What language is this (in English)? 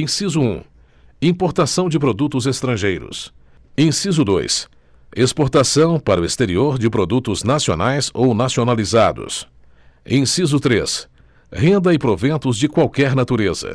Portuguese